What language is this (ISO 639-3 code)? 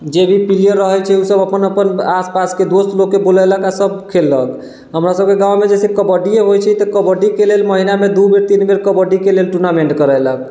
mai